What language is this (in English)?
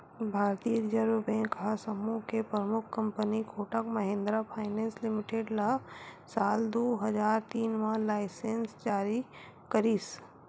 Chhattisgarhi